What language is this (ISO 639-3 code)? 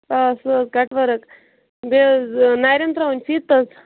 kas